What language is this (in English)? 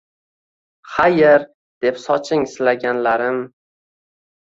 Uzbek